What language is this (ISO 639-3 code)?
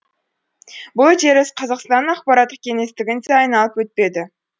kaz